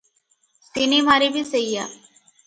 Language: Odia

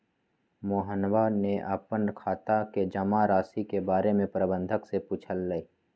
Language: Magahi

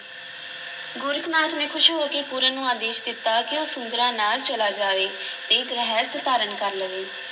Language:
Punjabi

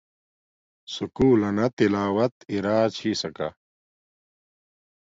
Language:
Domaaki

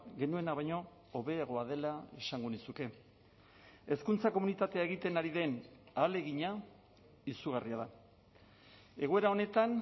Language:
Basque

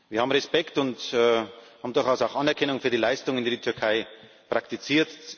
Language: German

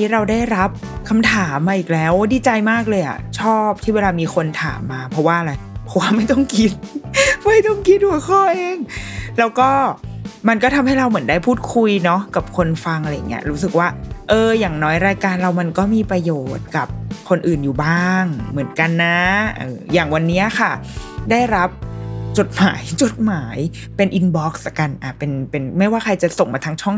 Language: Thai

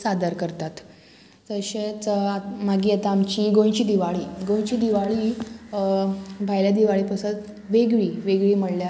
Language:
Konkani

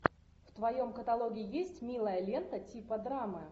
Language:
Russian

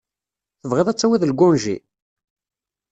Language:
Kabyle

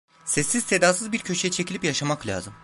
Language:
Turkish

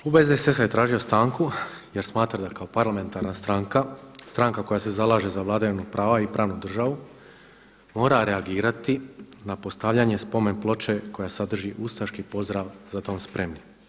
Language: Croatian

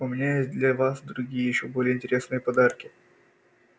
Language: Russian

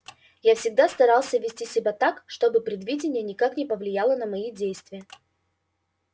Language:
Russian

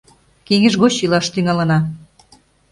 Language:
Mari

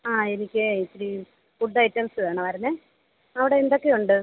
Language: Malayalam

